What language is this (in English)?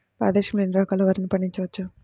Telugu